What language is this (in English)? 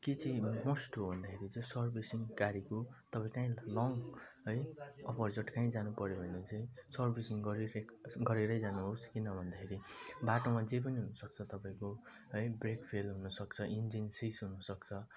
Nepali